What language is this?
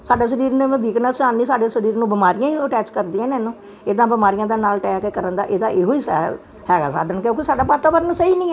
Punjabi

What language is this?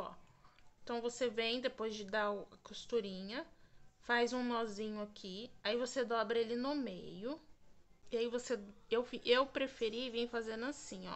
Portuguese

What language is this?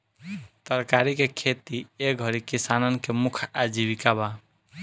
Bhojpuri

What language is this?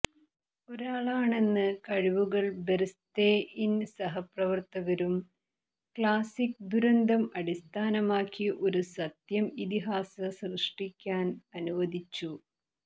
Malayalam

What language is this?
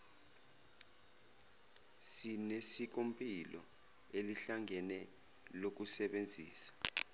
Zulu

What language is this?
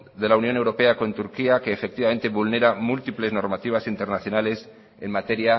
Spanish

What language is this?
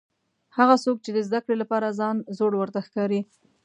Pashto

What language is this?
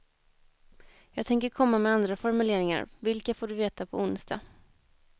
Swedish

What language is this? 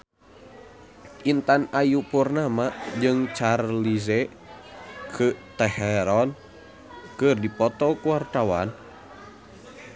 Sundanese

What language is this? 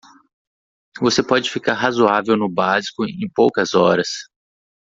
Portuguese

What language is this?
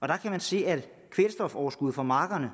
Danish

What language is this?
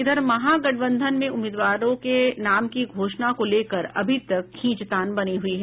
Hindi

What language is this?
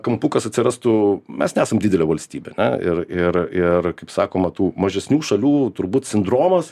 Lithuanian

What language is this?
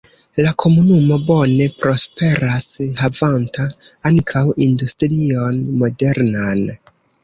Esperanto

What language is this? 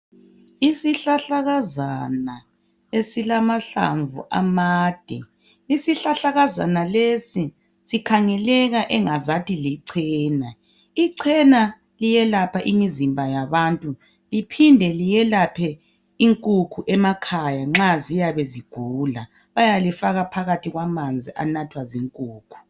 North Ndebele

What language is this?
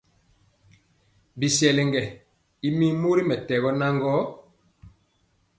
Mpiemo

